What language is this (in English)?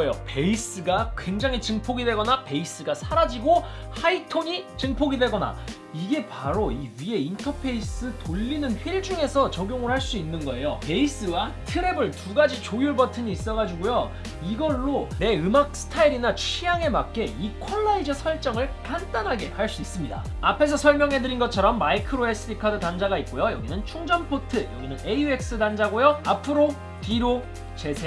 Korean